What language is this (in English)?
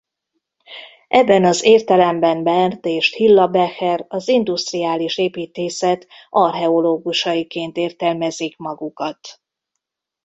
Hungarian